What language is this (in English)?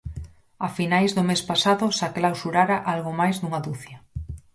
Galician